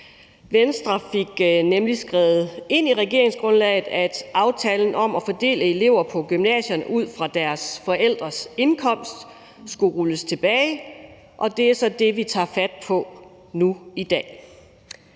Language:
Danish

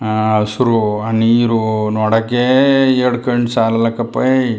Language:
Kannada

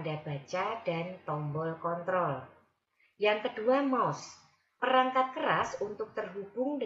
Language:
Indonesian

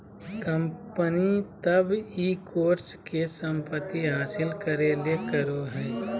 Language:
Magahi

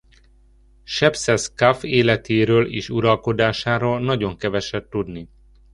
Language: Hungarian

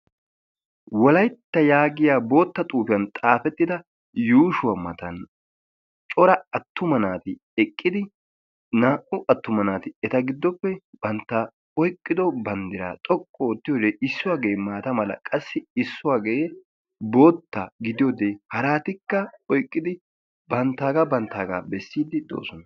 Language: Wolaytta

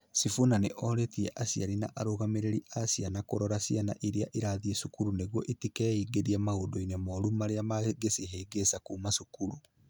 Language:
Kikuyu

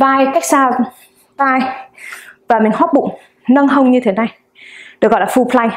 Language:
Vietnamese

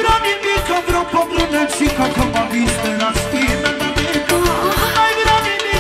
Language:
Romanian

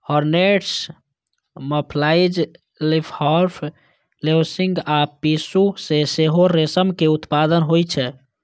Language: Maithili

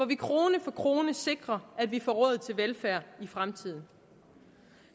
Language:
Danish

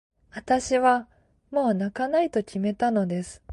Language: Japanese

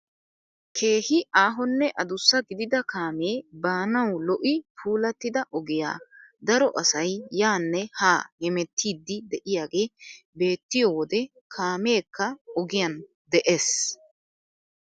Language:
Wolaytta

